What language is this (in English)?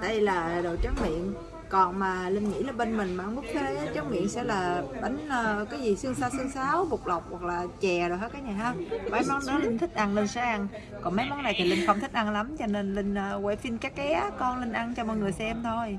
Vietnamese